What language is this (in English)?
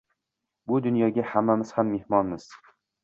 Uzbek